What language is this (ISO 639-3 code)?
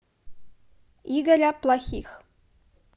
rus